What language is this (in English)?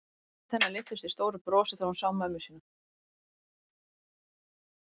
Icelandic